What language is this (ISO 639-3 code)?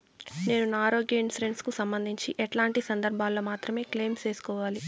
tel